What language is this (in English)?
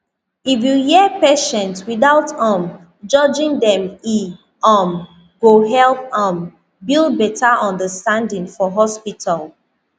Nigerian Pidgin